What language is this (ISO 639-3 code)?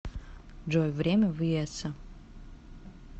rus